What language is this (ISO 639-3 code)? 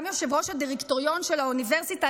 heb